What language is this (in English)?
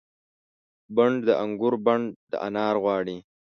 Pashto